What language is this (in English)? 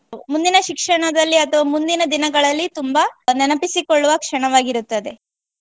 Kannada